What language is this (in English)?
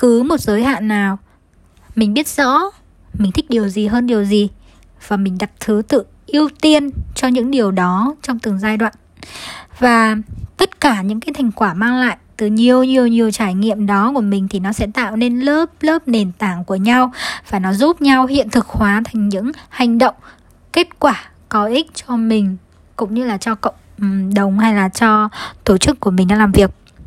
Vietnamese